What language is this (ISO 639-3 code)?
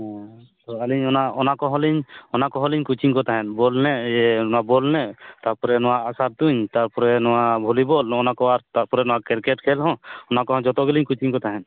sat